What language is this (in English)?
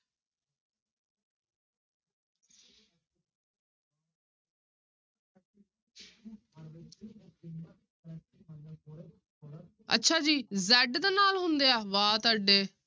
Punjabi